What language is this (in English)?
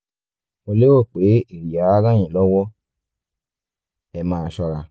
Yoruba